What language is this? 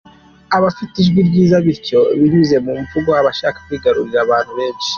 Kinyarwanda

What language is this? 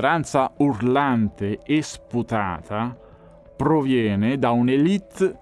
Italian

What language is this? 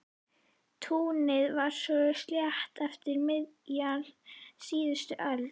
Icelandic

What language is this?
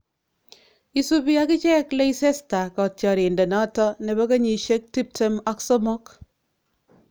Kalenjin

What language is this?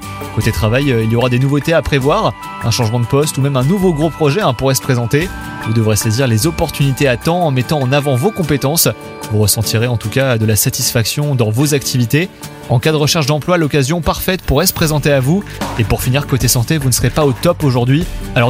French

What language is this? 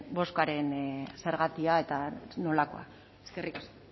Basque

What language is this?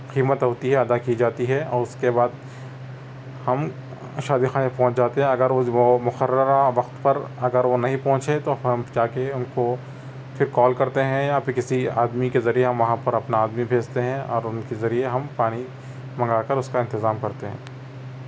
Urdu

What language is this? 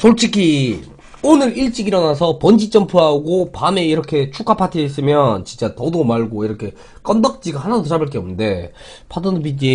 Korean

